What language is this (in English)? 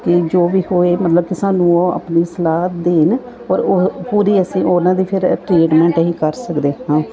Punjabi